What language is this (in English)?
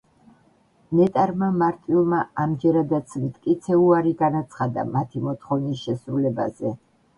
Georgian